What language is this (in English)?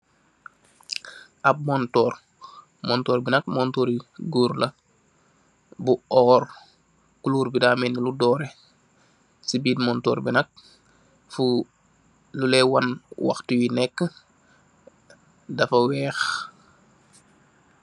Wolof